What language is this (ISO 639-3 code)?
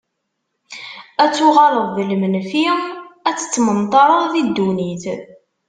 kab